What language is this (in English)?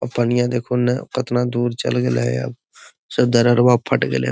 Magahi